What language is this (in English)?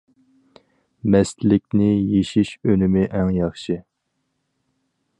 Uyghur